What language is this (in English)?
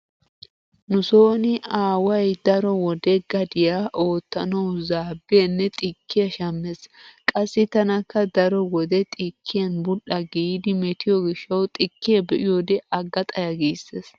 Wolaytta